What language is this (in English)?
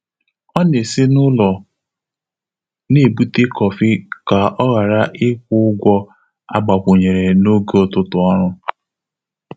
Igbo